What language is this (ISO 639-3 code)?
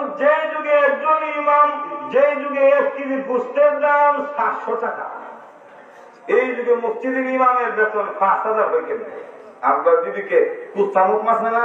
ara